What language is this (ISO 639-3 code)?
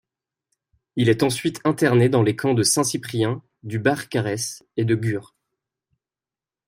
fra